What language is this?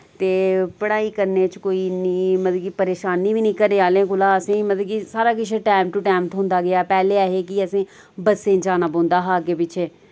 Dogri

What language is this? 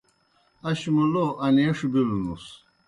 Kohistani Shina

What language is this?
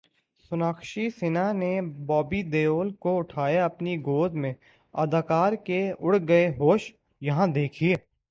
Urdu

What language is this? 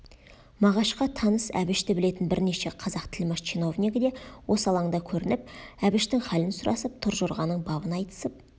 Kazakh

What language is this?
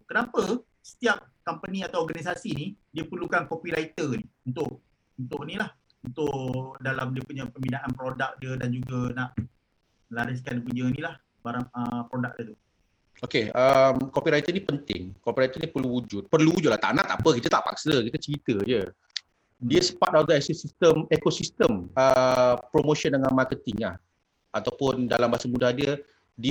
Malay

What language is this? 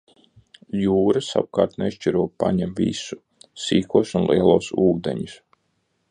Latvian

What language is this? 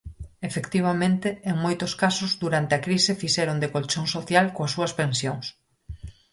Galician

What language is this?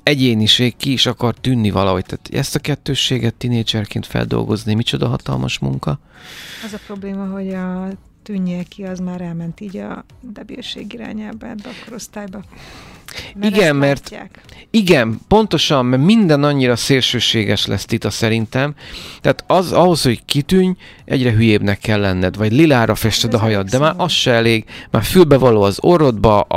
Hungarian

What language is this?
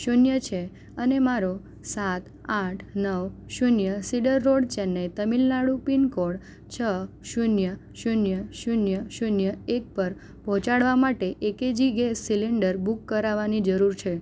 Gujarati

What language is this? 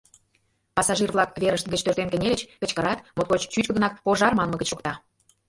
Mari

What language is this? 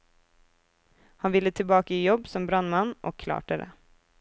Norwegian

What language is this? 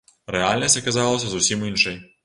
Belarusian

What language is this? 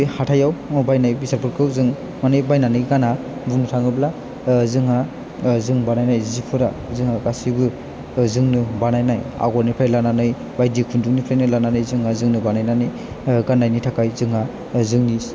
Bodo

